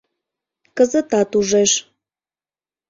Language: Mari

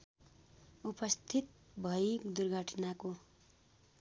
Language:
Nepali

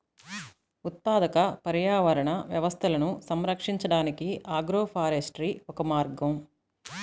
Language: Telugu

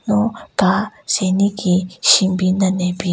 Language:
Southern Rengma Naga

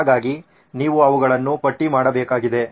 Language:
Kannada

